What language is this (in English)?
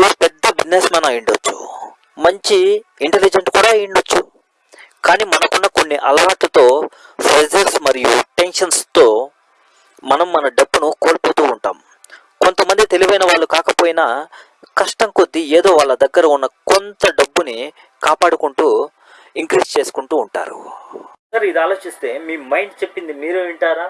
Telugu